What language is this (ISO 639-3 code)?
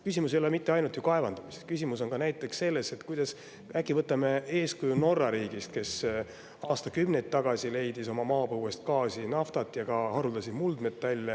est